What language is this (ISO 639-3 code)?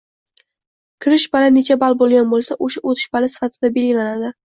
uzb